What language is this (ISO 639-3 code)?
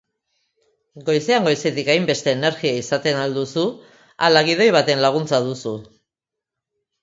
eus